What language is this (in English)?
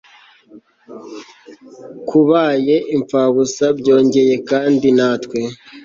Kinyarwanda